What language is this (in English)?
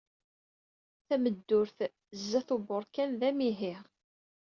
Kabyle